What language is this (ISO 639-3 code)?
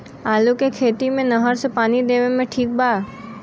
bho